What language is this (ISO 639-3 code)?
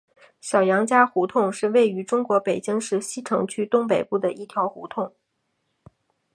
zho